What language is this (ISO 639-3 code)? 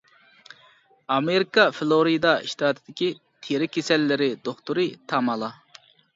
uig